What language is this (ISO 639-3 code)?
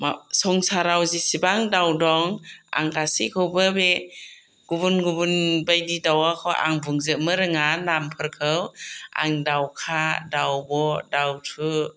brx